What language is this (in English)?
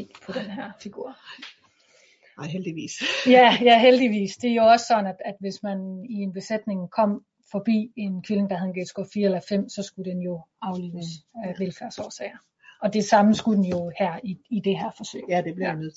Danish